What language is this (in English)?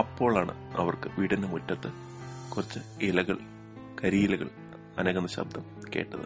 Malayalam